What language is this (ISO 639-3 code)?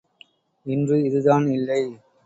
tam